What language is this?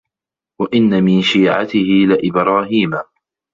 Arabic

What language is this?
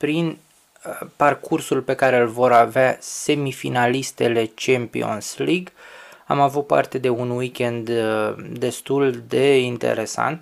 Romanian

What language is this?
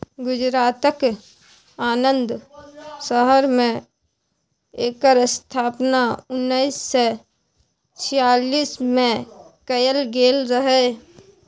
Maithili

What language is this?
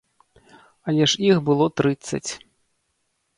Belarusian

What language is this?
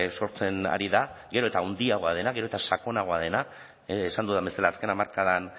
Basque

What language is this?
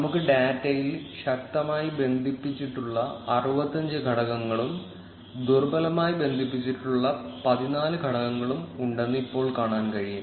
Malayalam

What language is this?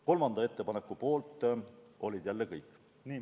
Estonian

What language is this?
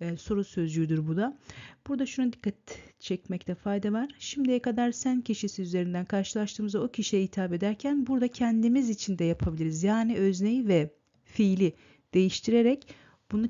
Turkish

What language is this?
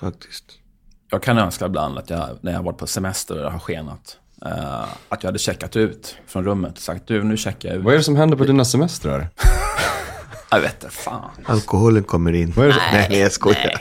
Swedish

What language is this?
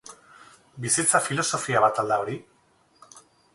Basque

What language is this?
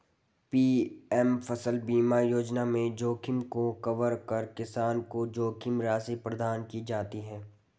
Hindi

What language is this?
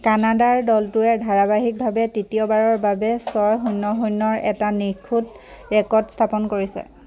Assamese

